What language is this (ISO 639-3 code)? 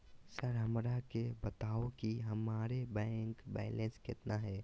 mag